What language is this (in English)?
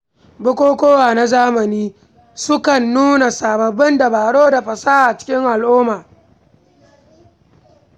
Hausa